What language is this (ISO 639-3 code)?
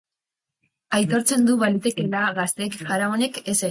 eus